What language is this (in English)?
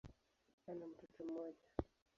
Swahili